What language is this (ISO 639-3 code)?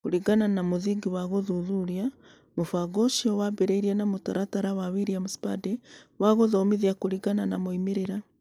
kik